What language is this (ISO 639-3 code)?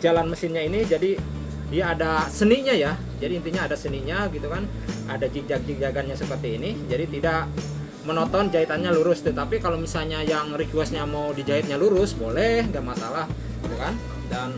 ind